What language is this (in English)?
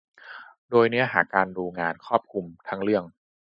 Thai